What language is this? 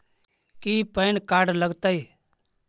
Magahi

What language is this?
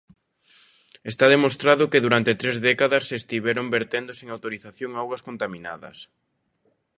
Galician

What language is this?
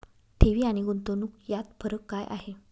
Marathi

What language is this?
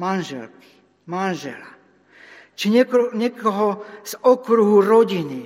Slovak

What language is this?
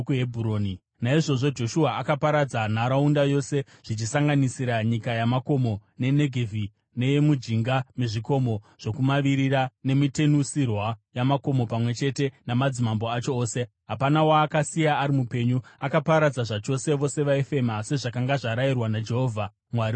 Shona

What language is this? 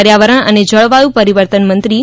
Gujarati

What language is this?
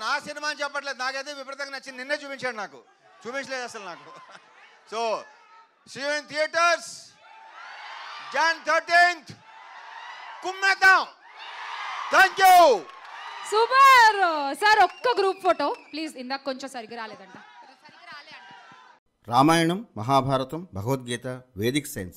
Telugu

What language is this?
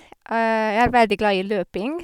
Norwegian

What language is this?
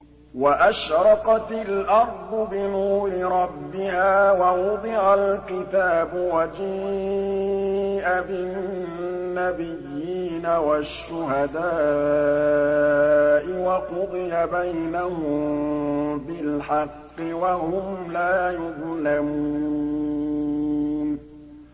Arabic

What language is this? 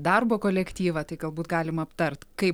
Lithuanian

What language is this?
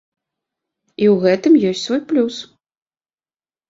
Belarusian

